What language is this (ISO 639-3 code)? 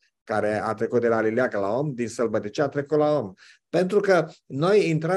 ron